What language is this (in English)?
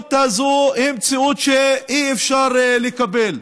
Hebrew